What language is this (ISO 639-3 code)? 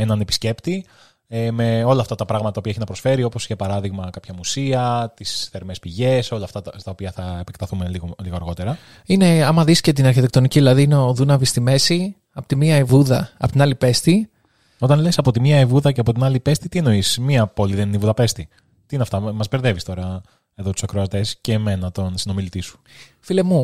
ell